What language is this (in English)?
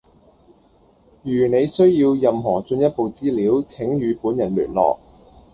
Cantonese